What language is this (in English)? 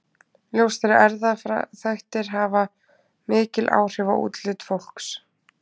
Icelandic